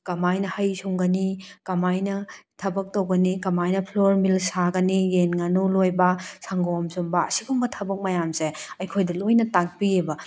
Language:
Manipuri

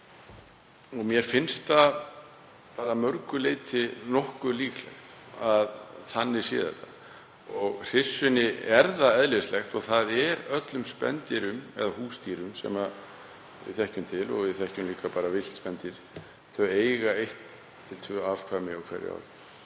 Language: Icelandic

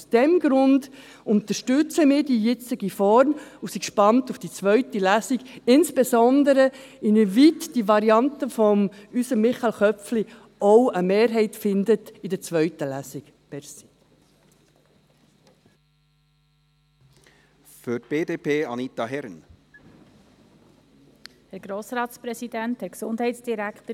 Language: Swiss German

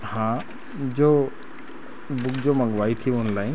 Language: Hindi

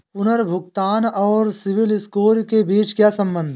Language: Hindi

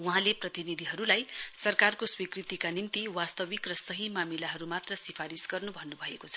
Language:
Nepali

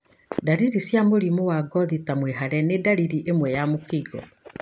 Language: Kikuyu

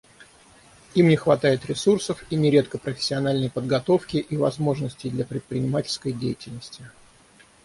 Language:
Russian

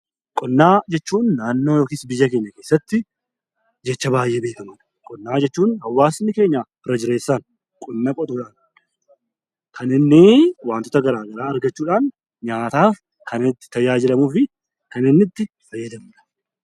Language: Oromo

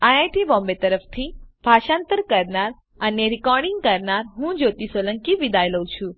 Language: Gujarati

